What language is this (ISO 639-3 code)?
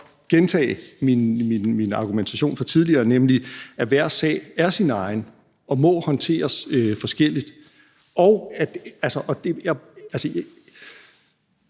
dan